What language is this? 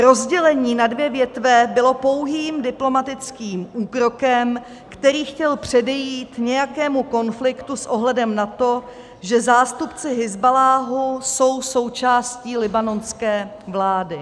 Czech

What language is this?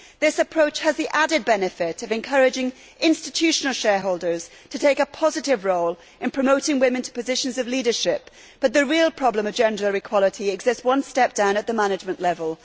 English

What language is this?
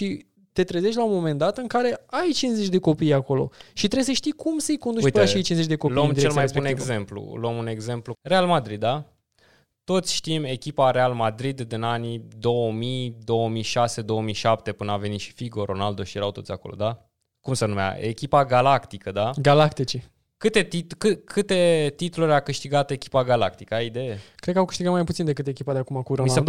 Romanian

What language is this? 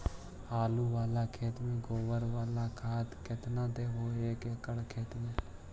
Magahi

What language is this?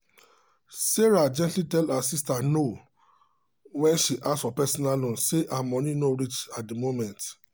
Nigerian Pidgin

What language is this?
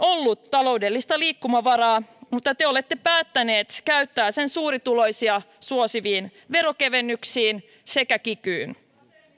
Finnish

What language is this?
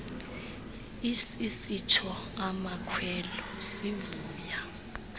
Xhosa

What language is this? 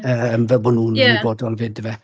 Welsh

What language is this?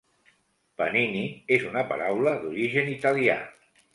Catalan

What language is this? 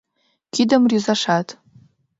Mari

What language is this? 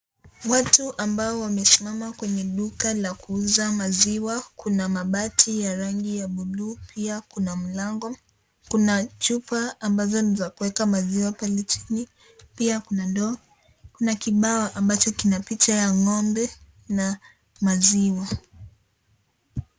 Swahili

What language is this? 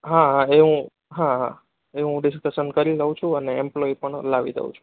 Gujarati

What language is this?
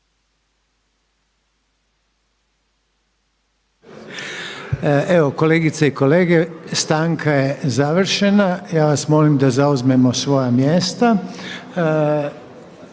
Croatian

